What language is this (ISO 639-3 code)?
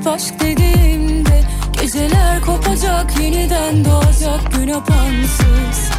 tur